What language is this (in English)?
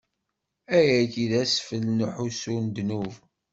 Kabyle